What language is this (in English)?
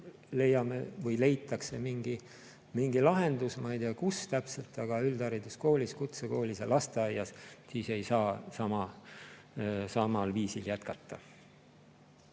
Estonian